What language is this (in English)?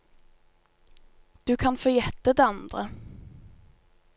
Norwegian